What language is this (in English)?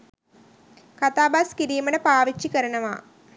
Sinhala